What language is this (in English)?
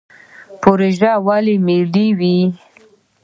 Pashto